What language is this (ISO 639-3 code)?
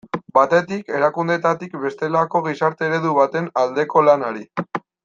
eus